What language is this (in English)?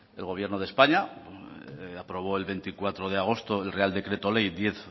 Spanish